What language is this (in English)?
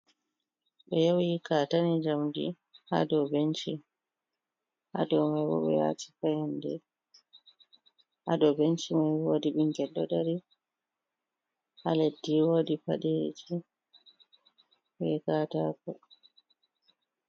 Fula